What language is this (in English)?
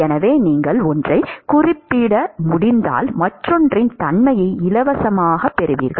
Tamil